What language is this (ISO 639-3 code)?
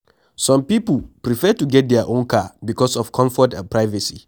pcm